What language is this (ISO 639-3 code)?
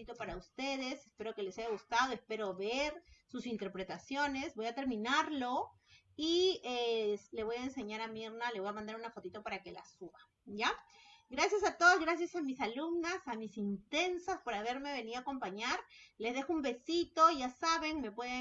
spa